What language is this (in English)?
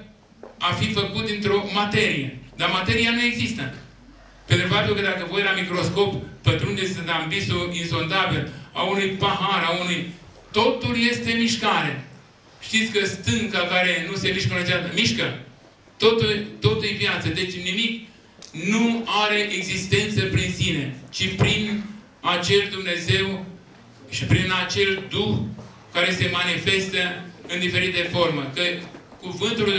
Romanian